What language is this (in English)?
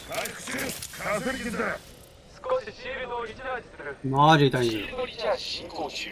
Japanese